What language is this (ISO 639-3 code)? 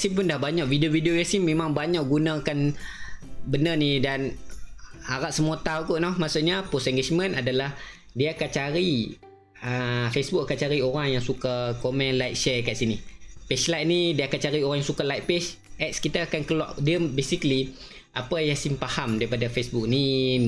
msa